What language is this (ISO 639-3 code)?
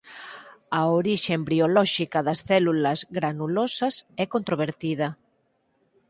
glg